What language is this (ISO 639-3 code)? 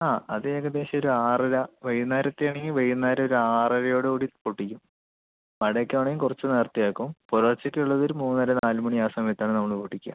mal